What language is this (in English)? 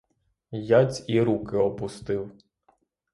Ukrainian